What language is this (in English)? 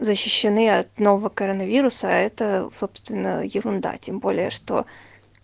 Russian